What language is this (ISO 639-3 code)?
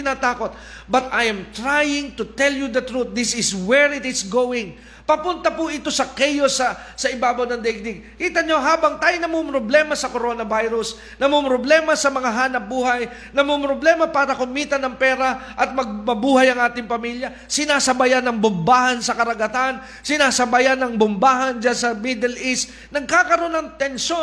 fil